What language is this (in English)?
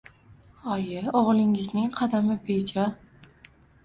Uzbek